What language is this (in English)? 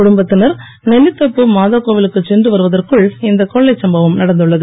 Tamil